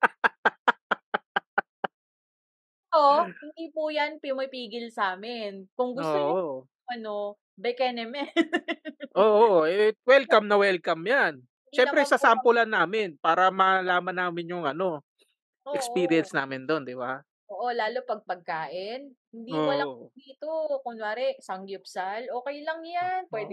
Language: Filipino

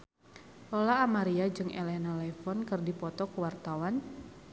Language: Sundanese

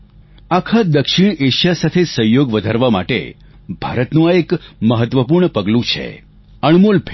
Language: Gujarati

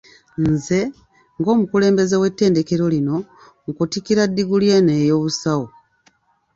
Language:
Ganda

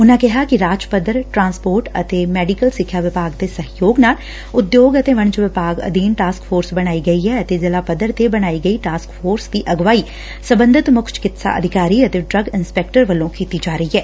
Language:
Punjabi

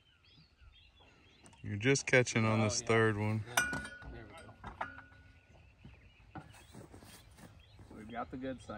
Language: English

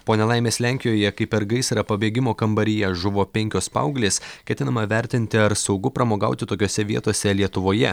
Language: Lithuanian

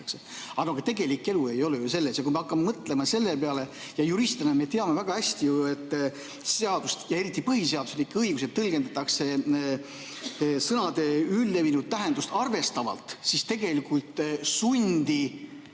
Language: Estonian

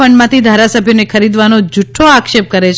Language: Gujarati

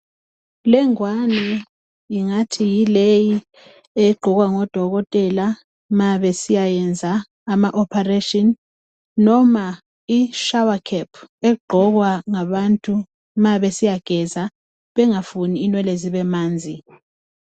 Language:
North Ndebele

